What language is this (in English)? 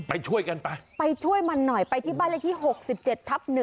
Thai